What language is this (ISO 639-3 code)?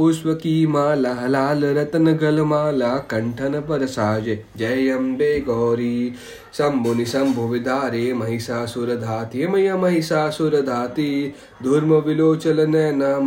hin